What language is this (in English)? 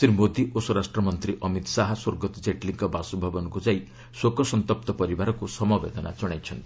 Odia